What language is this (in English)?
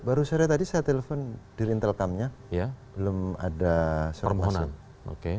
Indonesian